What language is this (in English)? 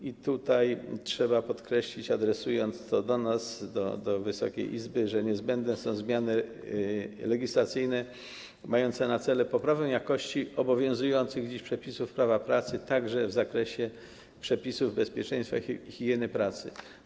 Polish